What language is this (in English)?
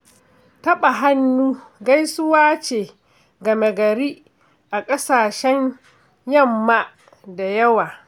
Hausa